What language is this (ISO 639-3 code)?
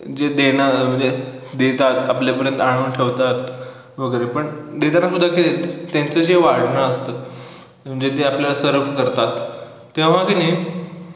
mar